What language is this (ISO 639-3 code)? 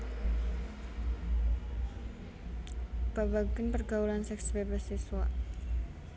jav